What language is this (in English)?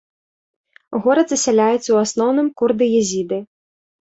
Belarusian